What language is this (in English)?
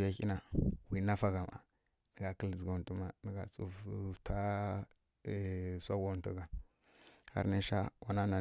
Kirya-Konzəl